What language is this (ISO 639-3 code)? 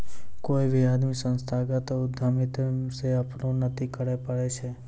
mai